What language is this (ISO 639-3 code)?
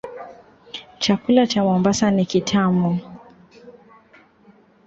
swa